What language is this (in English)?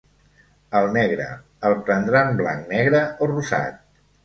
Catalan